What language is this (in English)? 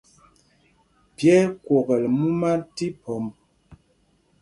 Mpumpong